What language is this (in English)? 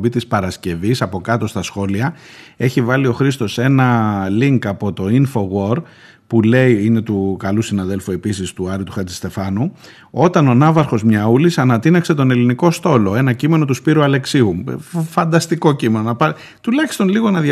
Greek